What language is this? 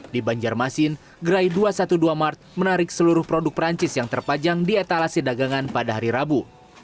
Indonesian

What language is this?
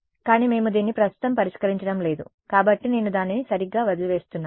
Telugu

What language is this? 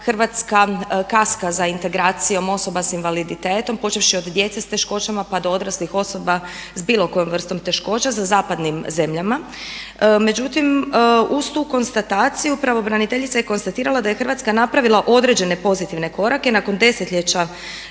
Croatian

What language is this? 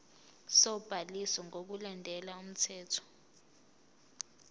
Zulu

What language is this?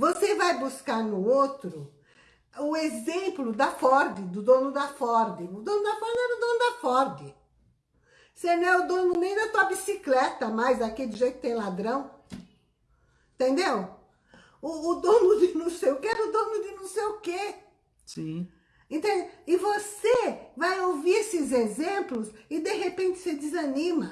Portuguese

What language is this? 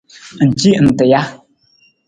Nawdm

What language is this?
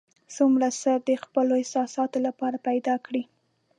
Pashto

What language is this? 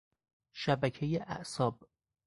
Persian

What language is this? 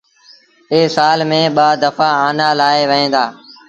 Sindhi Bhil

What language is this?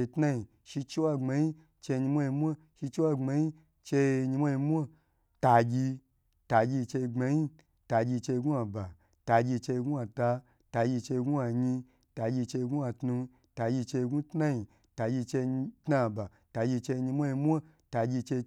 Gbagyi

